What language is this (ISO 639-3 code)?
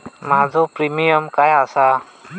mar